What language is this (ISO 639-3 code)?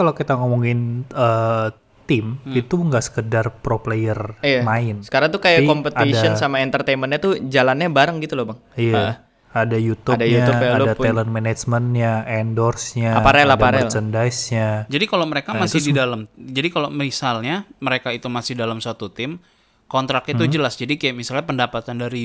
ind